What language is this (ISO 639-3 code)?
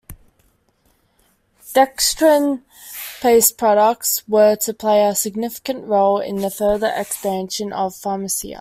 eng